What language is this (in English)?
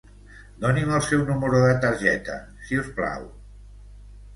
Catalan